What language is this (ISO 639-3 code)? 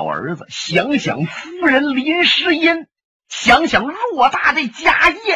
zho